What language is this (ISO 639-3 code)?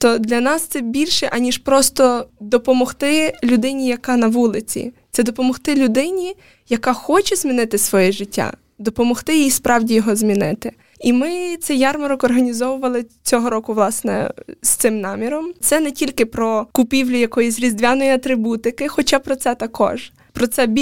ukr